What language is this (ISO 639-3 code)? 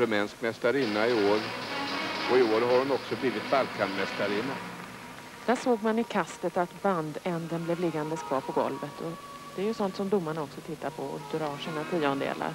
swe